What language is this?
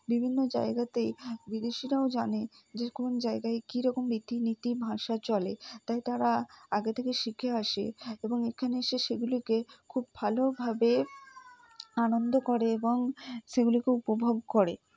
Bangla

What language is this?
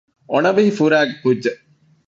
Divehi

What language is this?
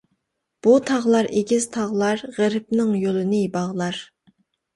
Uyghur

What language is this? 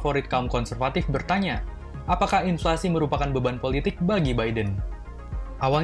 Indonesian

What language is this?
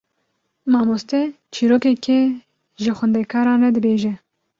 Kurdish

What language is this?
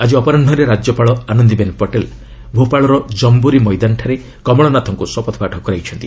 Odia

